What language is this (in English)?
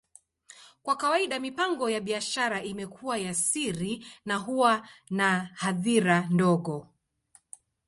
Swahili